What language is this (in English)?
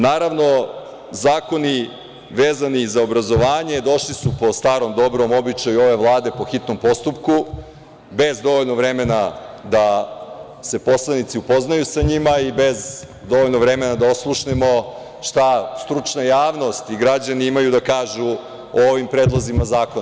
Serbian